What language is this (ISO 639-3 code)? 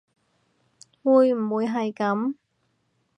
yue